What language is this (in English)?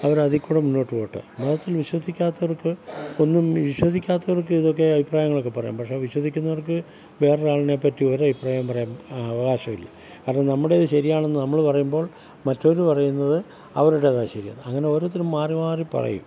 Malayalam